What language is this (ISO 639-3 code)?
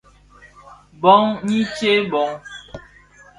ksf